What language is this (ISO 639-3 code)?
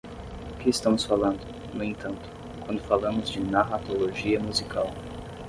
por